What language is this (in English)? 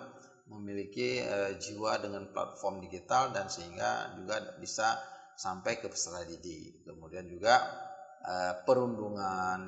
Indonesian